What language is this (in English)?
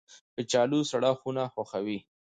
Pashto